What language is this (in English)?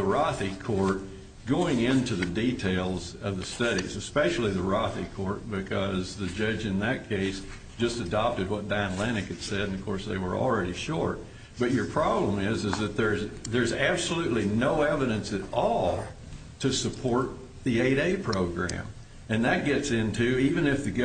English